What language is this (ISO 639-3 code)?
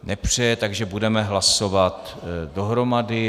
ces